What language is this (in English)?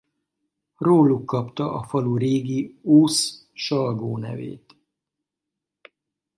Hungarian